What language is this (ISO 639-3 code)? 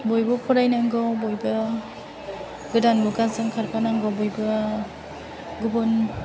brx